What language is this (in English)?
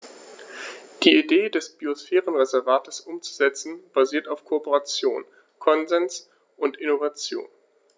German